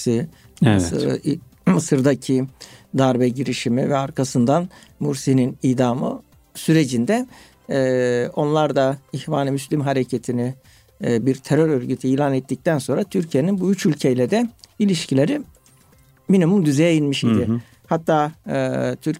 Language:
Turkish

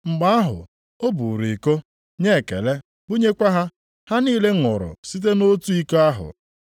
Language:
Igbo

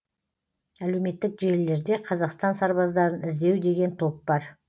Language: Kazakh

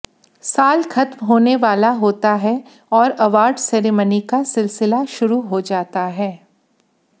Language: Hindi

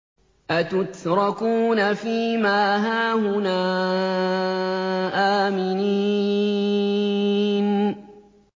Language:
Arabic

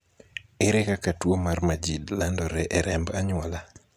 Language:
Luo (Kenya and Tanzania)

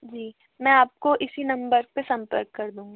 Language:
Hindi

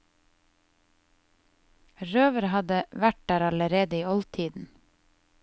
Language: Norwegian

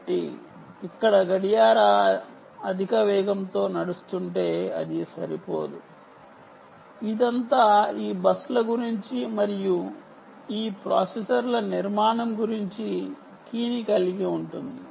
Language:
Telugu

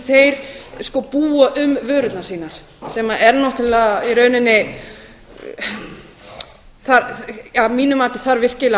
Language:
Icelandic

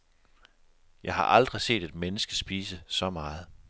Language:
Danish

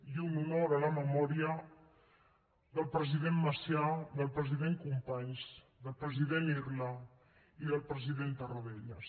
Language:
Catalan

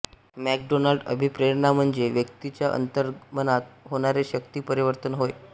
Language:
Marathi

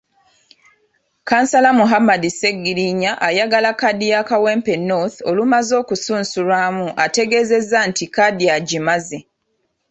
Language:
Ganda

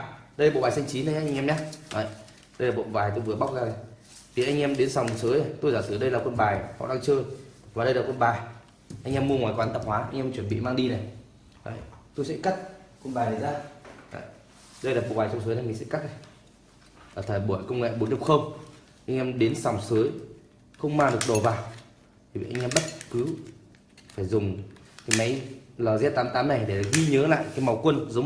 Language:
Vietnamese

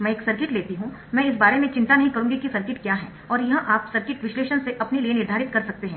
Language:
Hindi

